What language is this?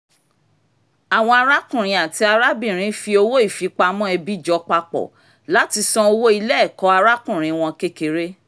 Yoruba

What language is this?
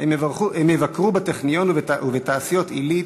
Hebrew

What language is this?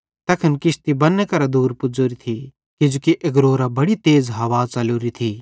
Bhadrawahi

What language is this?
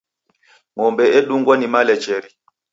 Taita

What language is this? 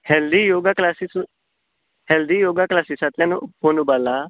Konkani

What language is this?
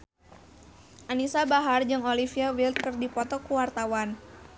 Sundanese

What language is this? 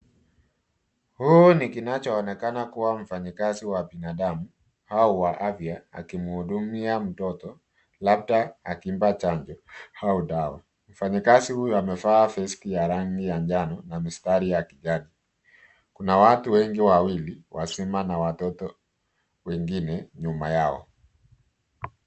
Swahili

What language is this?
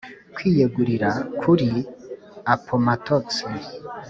Kinyarwanda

